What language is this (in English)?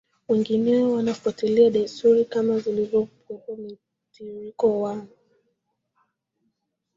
Swahili